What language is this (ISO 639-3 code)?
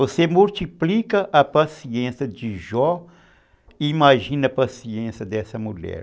por